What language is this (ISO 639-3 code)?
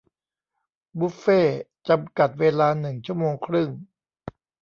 tha